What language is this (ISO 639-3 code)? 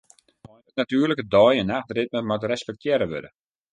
fry